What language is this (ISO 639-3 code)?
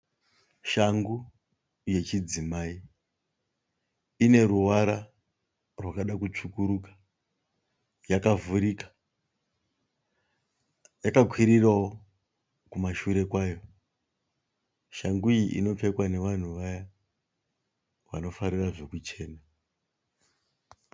sna